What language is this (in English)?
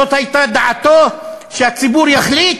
Hebrew